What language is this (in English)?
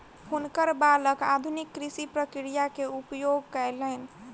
Maithili